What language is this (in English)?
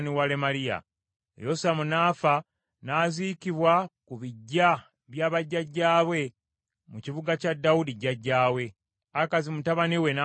Ganda